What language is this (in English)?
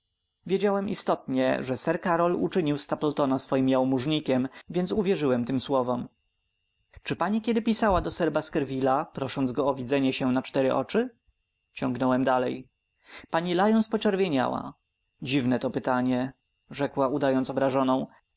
Polish